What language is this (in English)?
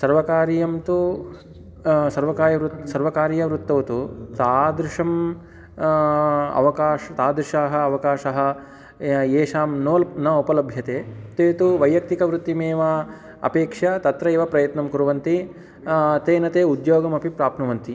Sanskrit